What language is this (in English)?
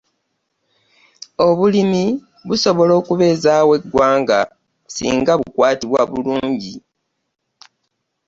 Ganda